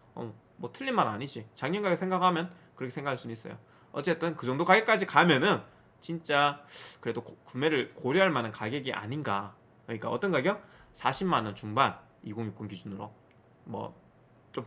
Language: Korean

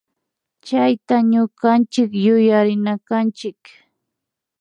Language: Imbabura Highland Quichua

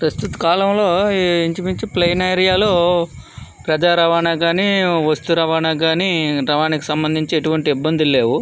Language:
Telugu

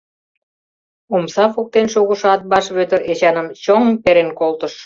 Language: Mari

